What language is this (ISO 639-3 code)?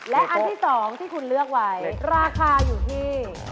tha